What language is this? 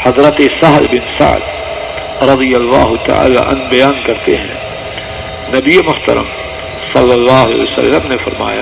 Urdu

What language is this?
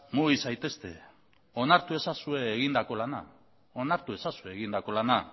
Basque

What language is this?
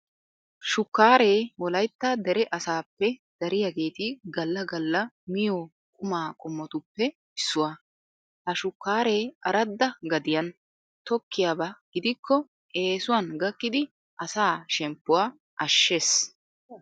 Wolaytta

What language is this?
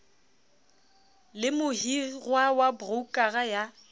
Southern Sotho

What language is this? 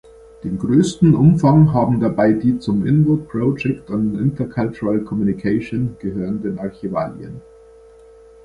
German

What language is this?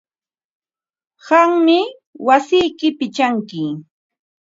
Ambo-Pasco Quechua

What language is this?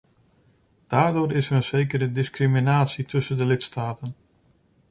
Dutch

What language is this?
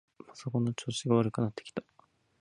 Japanese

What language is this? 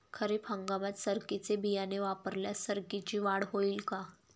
Marathi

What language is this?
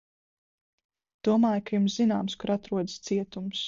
Latvian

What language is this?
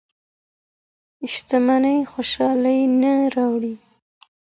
Pashto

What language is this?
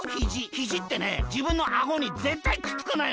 Japanese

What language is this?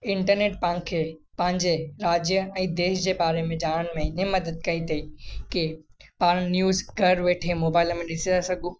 Sindhi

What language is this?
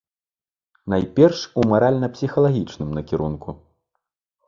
Belarusian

